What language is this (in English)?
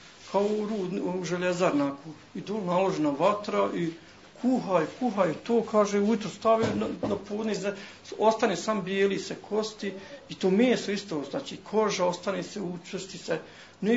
Croatian